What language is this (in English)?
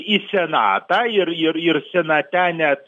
Lithuanian